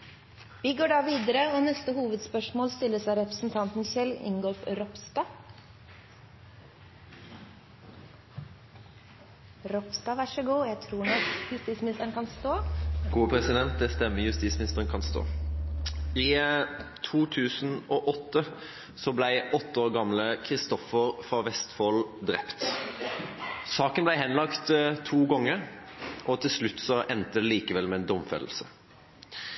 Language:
Norwegian Bokmål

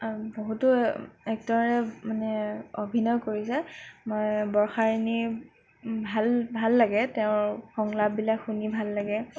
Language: Assamese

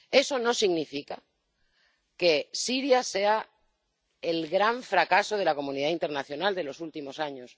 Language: Spanish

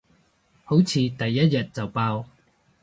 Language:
Cantonese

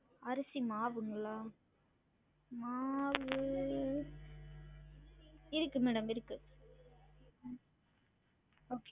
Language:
Tamil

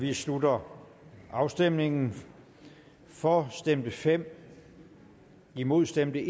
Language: Danish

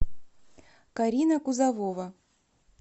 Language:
Russian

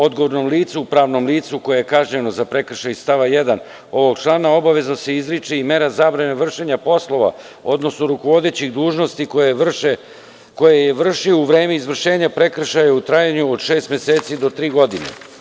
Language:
Serbian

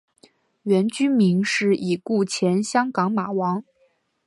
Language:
Chinese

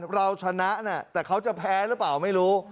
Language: Thai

